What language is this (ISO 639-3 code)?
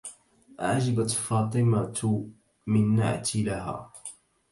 ara